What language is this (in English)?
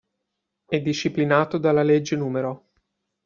Italian